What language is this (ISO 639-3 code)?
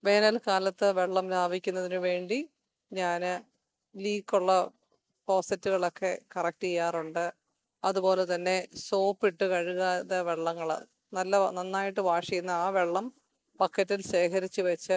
mal